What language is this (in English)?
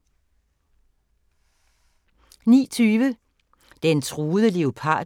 Danish